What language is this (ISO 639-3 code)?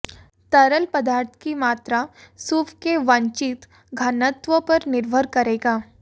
hin